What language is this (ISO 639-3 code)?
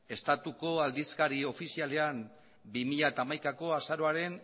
eus